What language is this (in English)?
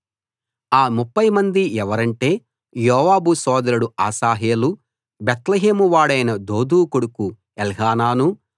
Telugu